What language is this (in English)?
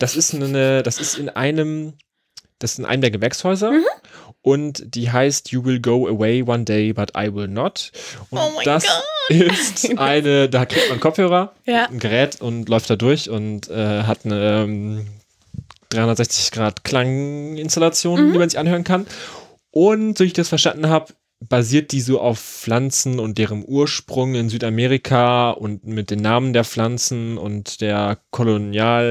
German